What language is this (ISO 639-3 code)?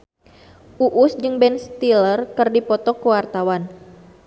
sun